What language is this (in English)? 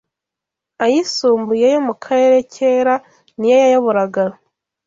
Kinyarwanda